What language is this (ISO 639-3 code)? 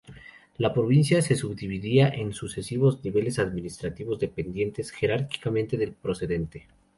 spa